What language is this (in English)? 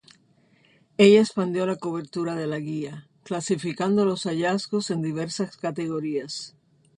Spanish